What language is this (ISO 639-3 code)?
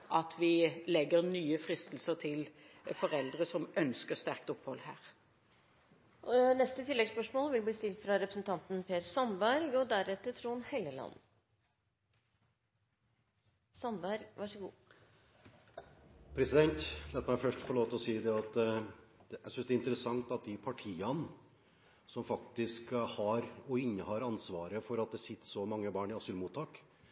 nor